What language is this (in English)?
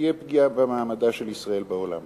Hebrew